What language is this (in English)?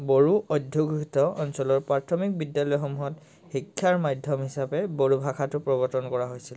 Assamese